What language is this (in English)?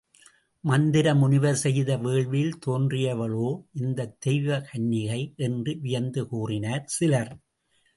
Tamil